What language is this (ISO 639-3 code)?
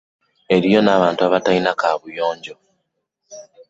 lug